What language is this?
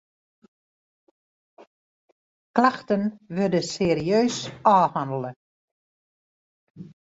Western Frisian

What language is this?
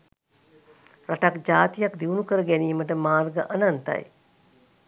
Sinhala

